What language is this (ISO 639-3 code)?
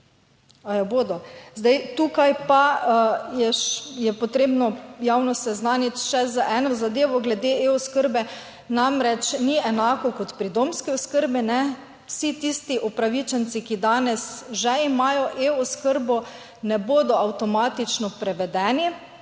slv